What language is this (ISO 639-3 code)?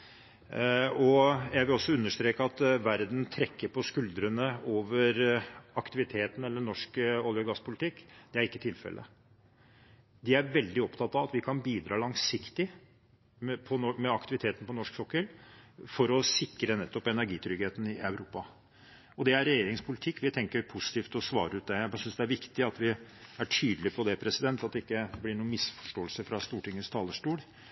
nob